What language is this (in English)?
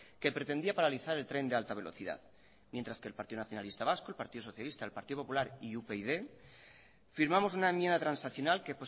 Spanish